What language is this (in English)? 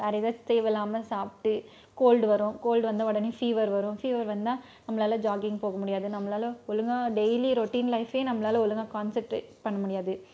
Tamil